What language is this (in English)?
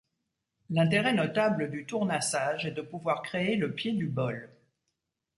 French